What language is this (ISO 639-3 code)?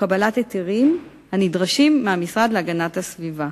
heb